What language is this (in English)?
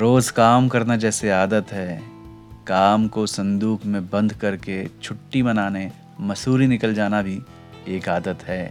Hindi